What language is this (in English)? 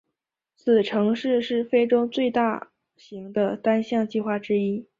Chinese